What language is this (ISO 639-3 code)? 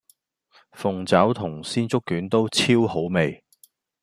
yue